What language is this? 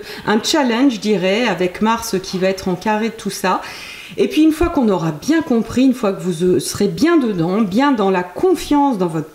French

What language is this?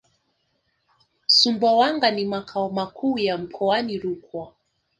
Swahili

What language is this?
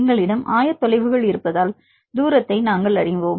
Tamil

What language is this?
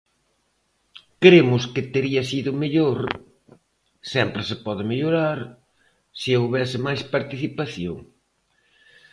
Galician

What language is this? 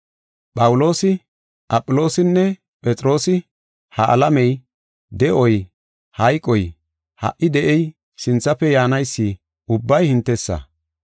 Gofa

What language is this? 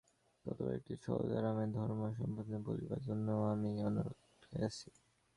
Bangla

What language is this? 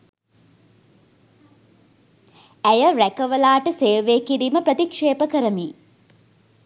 Sinhala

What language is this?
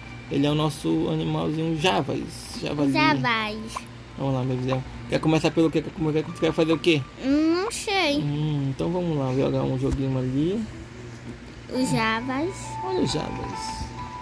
Portuguese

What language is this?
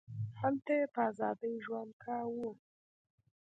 Pashto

